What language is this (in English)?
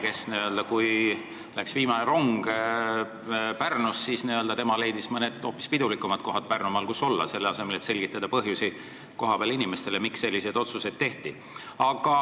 Estonian